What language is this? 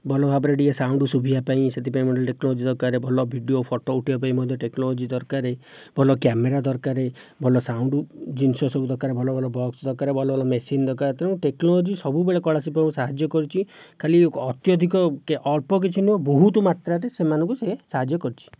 Odia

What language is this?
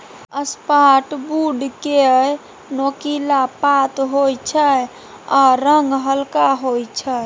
Maithili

